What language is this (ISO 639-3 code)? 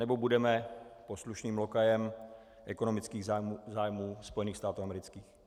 ces